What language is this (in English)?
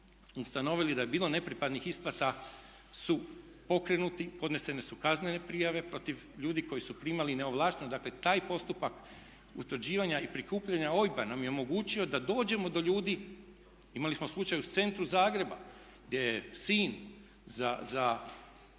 Croatian